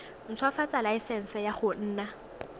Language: Tswana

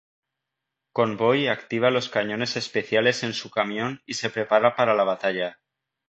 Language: Spanish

